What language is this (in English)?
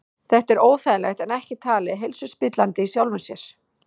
Icelandic